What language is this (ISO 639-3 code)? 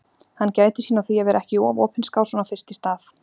isl